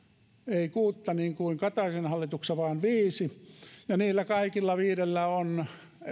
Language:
Finnish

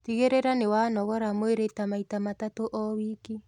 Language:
Kikuyu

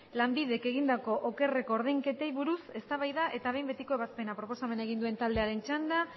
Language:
Basque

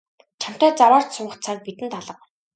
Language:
Mongolian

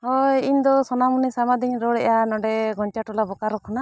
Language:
Santali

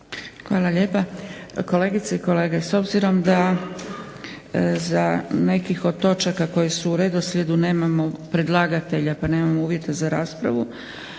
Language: Croatian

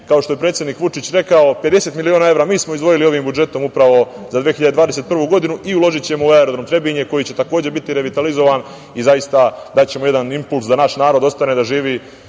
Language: Serbian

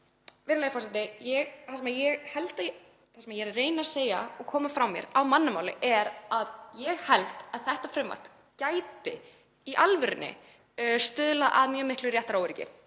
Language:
Icelandic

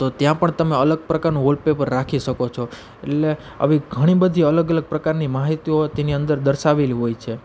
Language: Gujarati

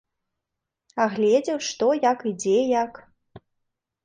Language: Belarusian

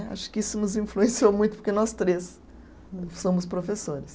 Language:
Portuguese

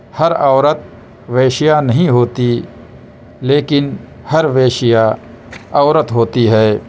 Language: Urdu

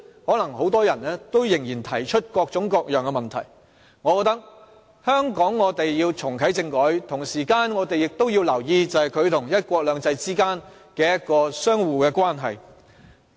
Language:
Cantonese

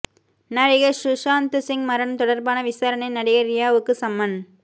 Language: Tamil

